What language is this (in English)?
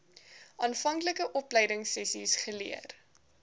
Afrikaans